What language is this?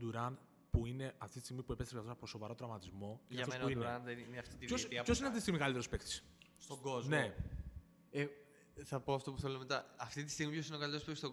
Greek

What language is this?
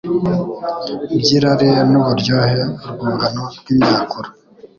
Kinyarwanda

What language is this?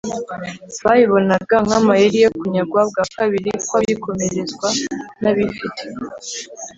Kinyarwanda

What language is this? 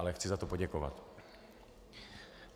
Czech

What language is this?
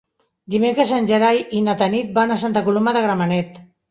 Catalan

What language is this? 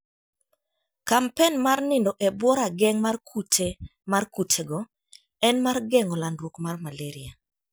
Luo (Kenya and Tanzania)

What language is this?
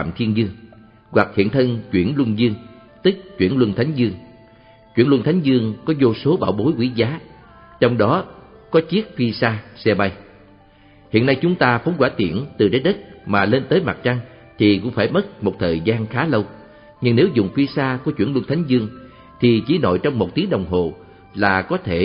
Vietnamese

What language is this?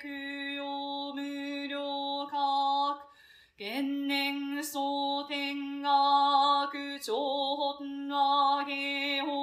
Japanese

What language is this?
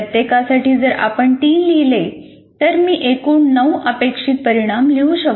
Marathi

